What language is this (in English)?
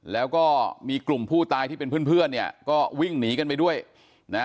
Thai